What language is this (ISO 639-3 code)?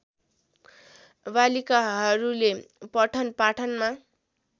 nep